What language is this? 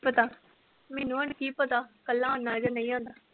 Punjabi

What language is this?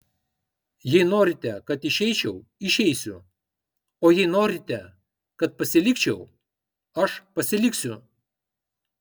Lithuanian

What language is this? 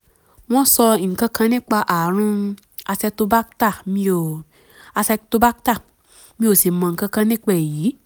Yoruba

